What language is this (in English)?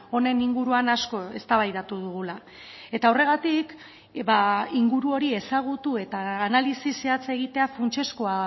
Basque